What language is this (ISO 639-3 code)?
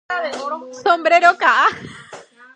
grn